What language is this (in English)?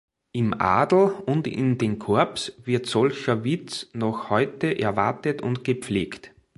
German